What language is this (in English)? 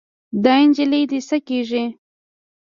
Pashto